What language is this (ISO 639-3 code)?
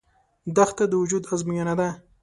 pus